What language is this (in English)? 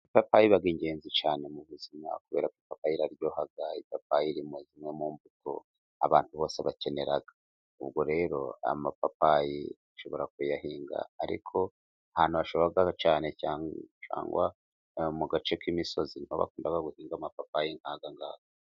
Kinyarwanda